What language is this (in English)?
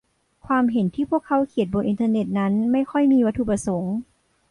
Thai